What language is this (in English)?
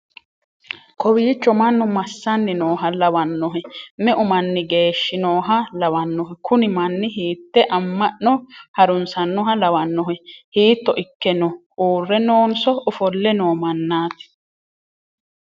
Sidamo